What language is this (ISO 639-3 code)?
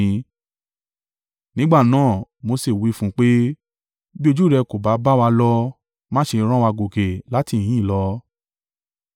yor